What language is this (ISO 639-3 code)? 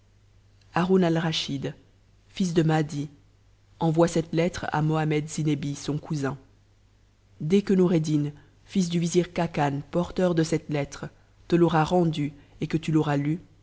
fra